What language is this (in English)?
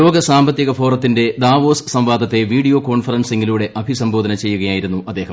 Malayalam